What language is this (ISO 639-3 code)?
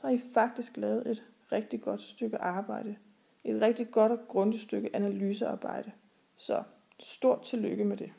dan